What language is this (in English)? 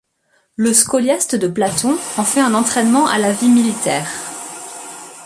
French